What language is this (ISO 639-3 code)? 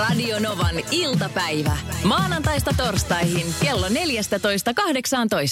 fin